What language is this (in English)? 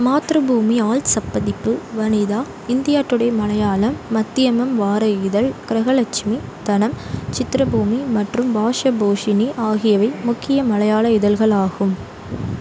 Tamil